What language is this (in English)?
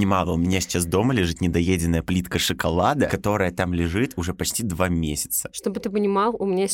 Russian